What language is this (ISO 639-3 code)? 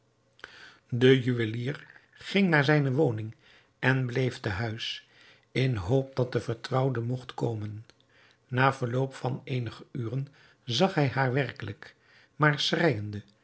nld